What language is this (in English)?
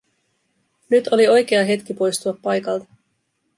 Finnish